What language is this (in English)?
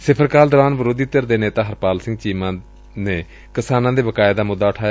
Punjabi